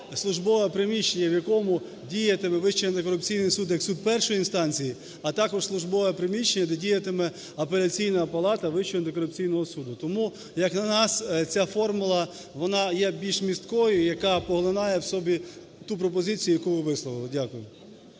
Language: Ukrainian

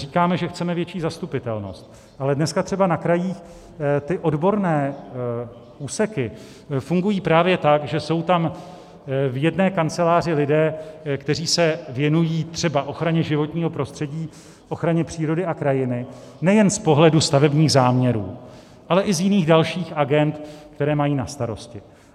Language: Czech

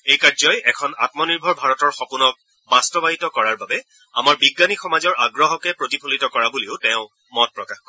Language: Assamese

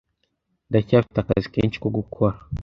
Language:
Kinyarwanda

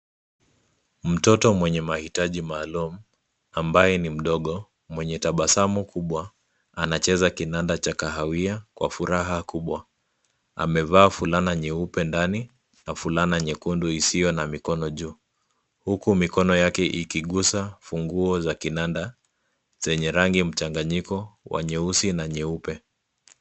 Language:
Swahili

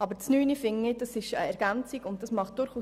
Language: Swiss German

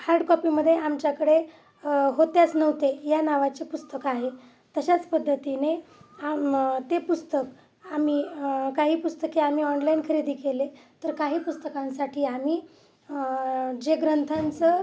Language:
Marathi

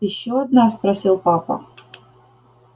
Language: Russian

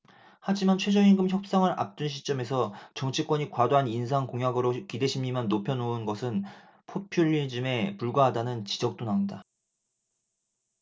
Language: Korean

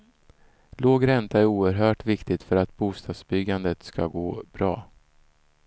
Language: Swedish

